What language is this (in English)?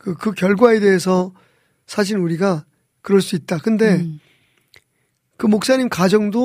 Korean